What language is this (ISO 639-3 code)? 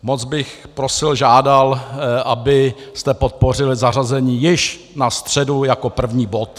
ces